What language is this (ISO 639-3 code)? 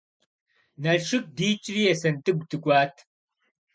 kbd